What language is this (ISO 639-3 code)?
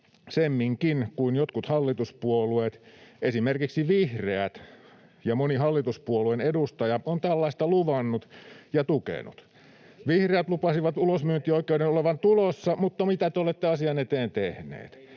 fin